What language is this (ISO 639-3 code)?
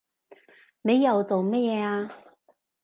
yue